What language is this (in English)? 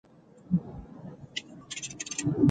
Urdu